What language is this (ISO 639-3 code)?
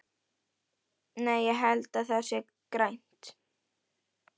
isl